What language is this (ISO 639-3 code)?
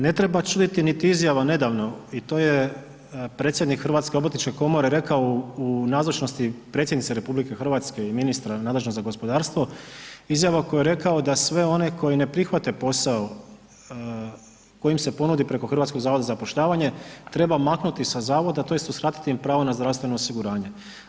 hrv